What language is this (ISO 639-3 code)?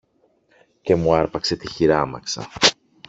ell